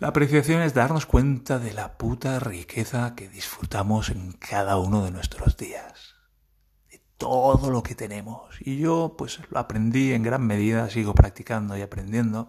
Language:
Spanish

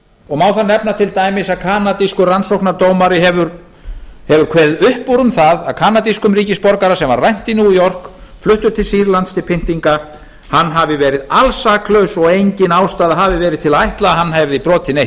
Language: Icelandic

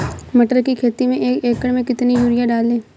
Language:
Hindi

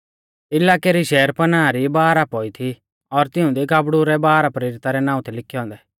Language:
Mahasu Pahari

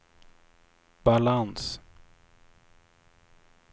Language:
Swedish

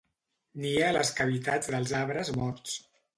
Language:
Catalan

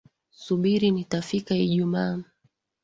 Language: Swahili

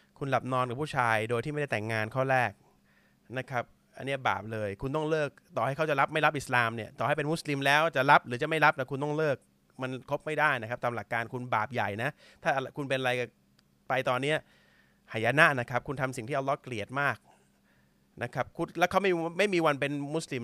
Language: Thai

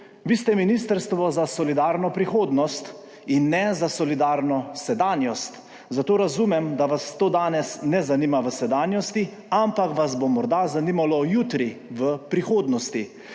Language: Slovenian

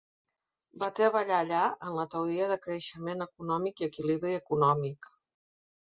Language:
Catalan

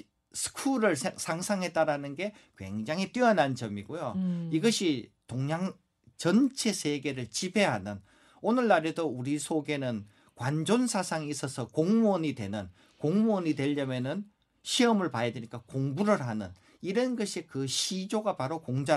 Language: Korean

